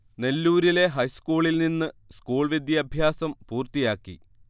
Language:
Malayalam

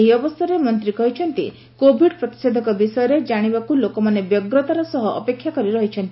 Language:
Odia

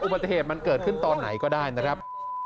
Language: Thai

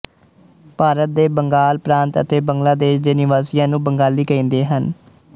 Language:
Punjabi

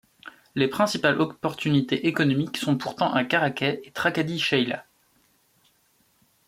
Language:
French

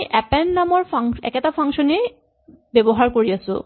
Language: Assamese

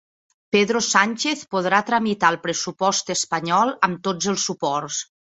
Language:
Catalan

